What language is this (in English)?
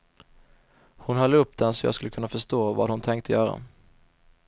Swedish